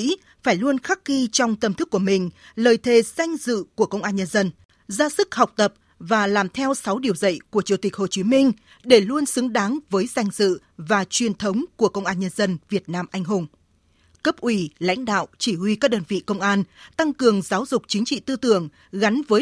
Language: Vietnamese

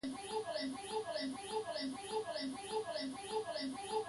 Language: Bulu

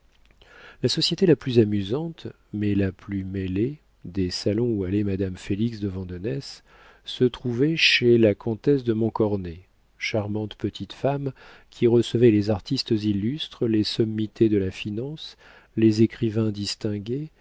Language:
French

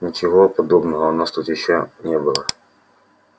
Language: Russian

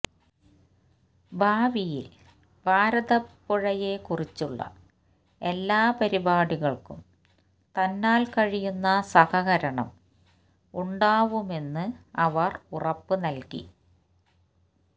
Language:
Malayalam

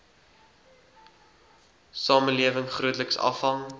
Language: Afrikaans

